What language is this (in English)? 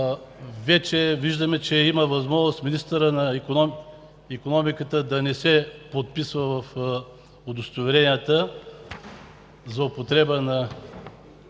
Bulgarian